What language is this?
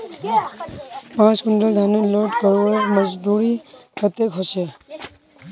Magahi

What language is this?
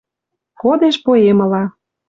Western Mari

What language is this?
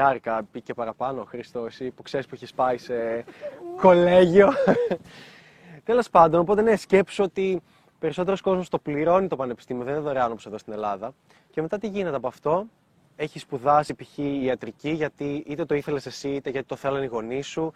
Greek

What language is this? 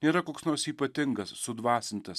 Lithuanian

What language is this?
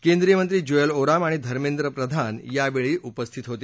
Marathi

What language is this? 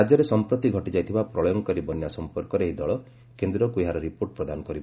Odia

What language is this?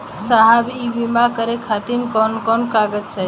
Bhojpuri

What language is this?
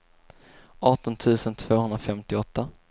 Swedish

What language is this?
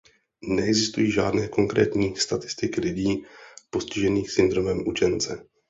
Czech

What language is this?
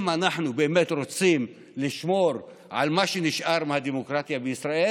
Hebrew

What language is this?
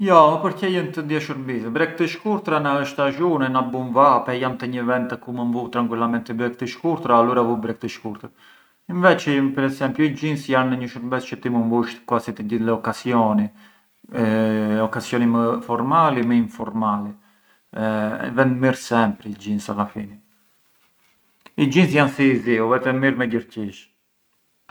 Arbëreshë Albanian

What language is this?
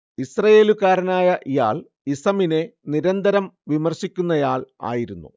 Malayalam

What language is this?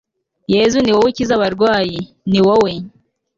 Kinyarwanda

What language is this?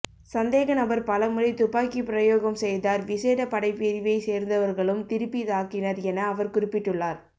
Tamil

